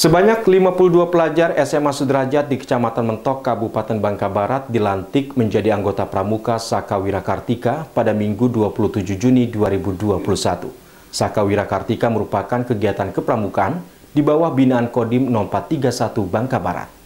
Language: Indonesian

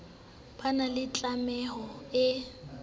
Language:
Southern Sotho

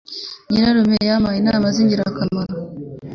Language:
Kinyarwanda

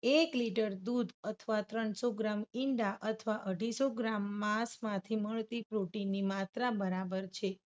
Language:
Gujarati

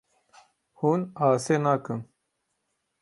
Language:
Kurdish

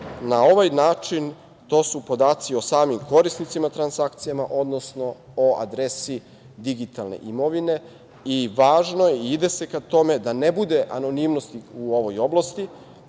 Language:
Serbian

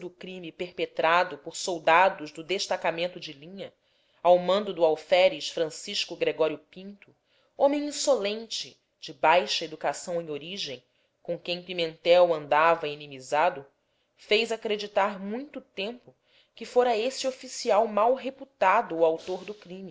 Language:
Portuguese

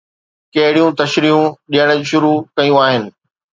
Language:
Sindhi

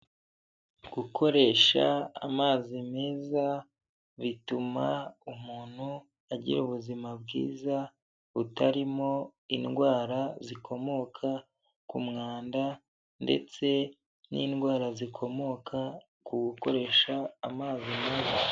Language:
Kinyarwanda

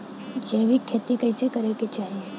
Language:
Bhojpuri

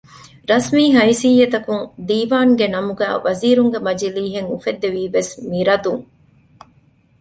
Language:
Divehi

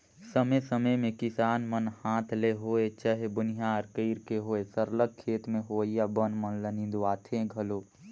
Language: Chhattisgarhi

